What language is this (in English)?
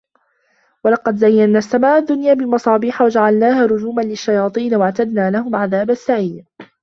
Arabic